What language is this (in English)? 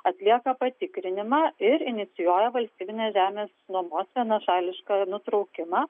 Lithuanian